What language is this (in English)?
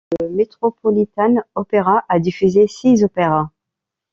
French